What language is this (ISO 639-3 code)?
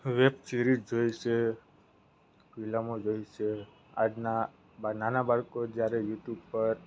guj